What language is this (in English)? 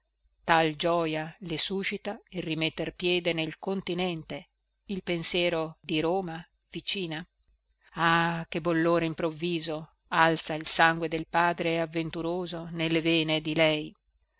Italian